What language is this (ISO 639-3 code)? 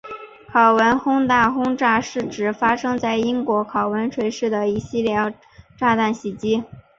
zho